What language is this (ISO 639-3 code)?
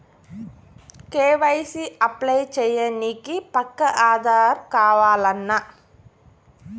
tel